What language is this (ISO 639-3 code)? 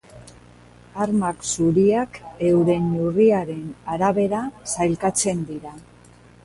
eus